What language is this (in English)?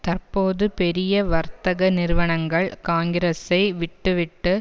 Tamil